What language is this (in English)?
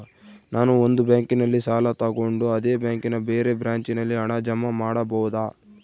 Kannada